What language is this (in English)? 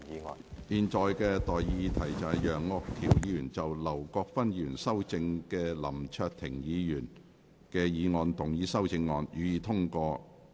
Cantonese